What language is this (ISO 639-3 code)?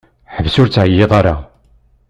kab